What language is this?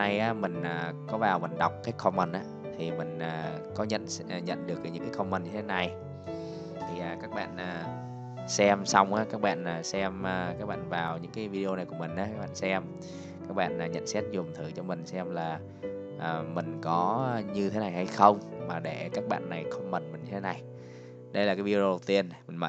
Vietnamese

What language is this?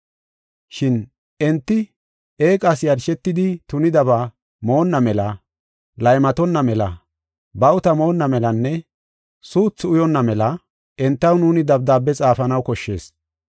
Gofa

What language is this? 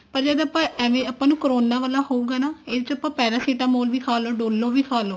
Punjabi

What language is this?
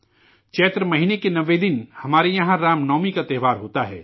Urdu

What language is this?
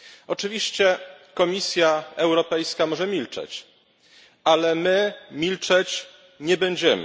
Polish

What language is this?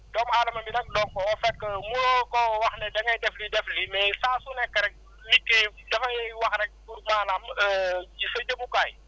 Wolof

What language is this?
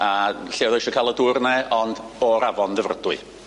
Welsh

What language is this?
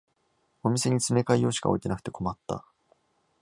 Japanese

